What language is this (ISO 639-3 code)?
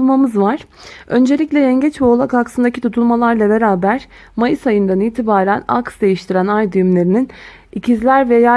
tur